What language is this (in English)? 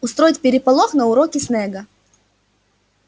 Russian